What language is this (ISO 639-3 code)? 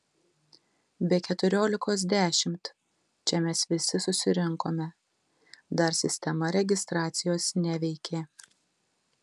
lit